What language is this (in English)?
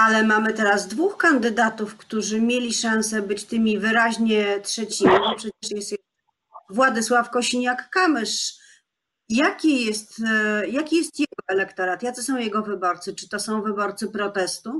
Polish